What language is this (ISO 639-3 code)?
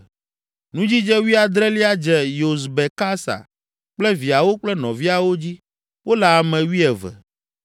ewe